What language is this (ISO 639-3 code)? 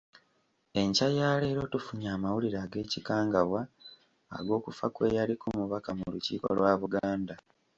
lug